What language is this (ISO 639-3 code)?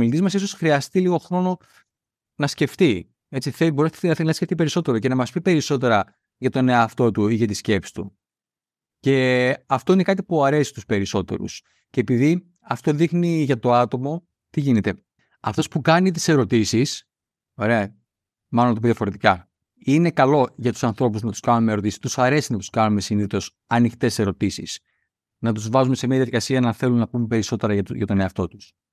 ell